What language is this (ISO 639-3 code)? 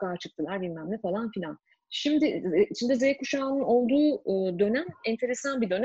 tur